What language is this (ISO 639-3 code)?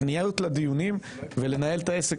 heb